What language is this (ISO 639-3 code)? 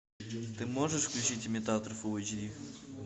rus